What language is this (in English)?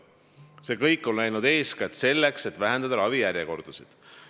Estonian